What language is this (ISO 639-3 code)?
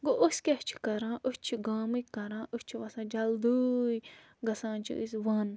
kas